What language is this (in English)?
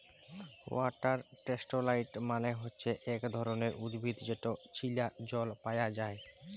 Bangla